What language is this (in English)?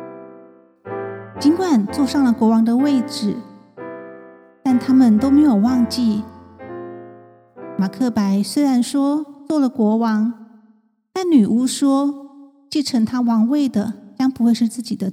Chinese